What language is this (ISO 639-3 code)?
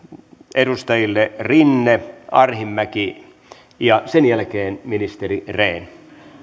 fin